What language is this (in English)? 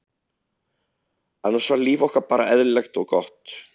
Icelandic